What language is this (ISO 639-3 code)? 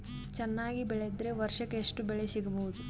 kan